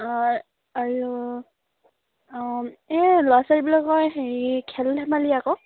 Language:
Assamese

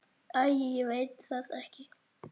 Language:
Icelandic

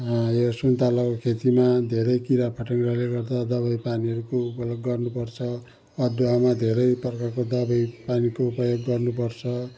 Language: Nepali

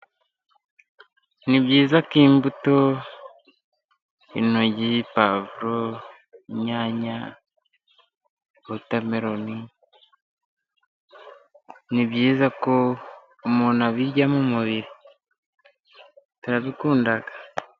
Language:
Kinyarwanda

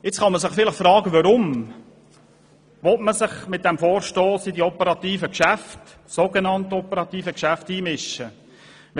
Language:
Swiss German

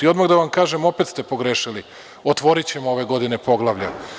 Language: Serbian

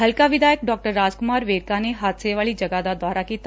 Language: Punjabi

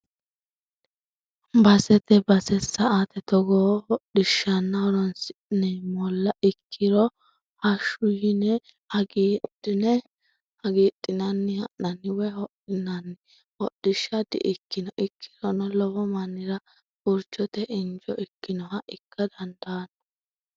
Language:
Sidamo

